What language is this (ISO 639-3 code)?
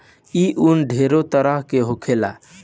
bho